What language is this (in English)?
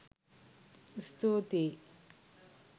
Sinhala